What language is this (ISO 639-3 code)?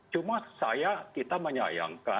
ind